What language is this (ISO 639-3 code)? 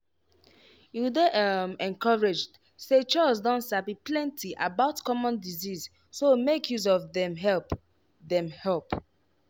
pcm